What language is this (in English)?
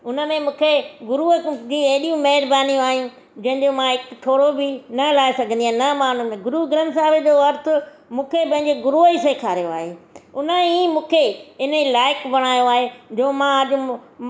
Sindhi